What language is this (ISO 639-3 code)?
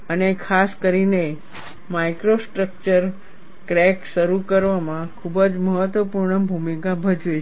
guj